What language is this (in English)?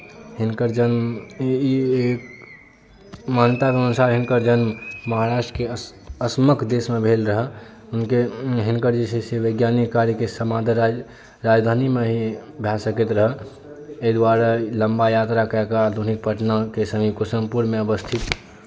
Maithili